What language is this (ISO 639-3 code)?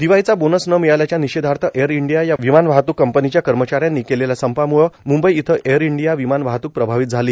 mar